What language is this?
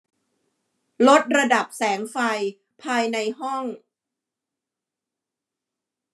Thai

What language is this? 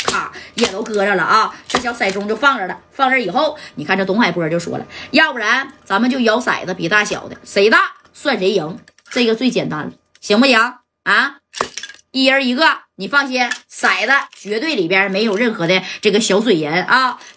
Chinese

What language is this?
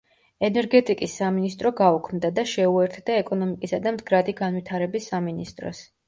Georgian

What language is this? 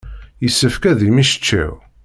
Kabyle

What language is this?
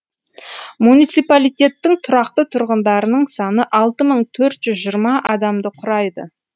Kazakh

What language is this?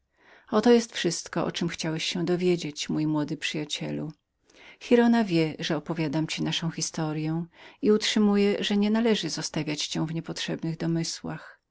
Polish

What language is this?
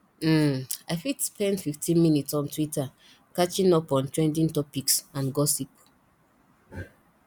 Nigerian Pidgin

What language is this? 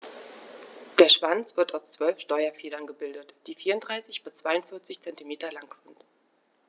German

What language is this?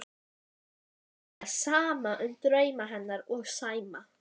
Icelandic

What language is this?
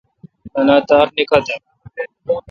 Kalkoti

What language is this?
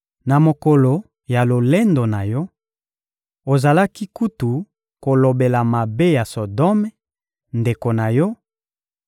Lingala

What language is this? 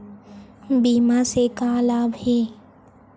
Chhattisgarhi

